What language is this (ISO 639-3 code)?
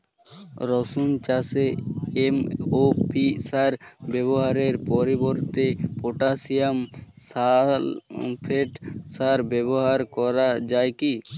ben